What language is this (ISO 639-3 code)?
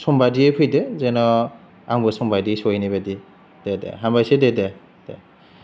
brx